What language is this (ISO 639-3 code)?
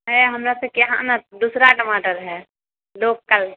mai